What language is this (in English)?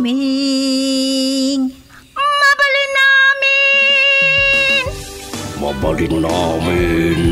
Filipino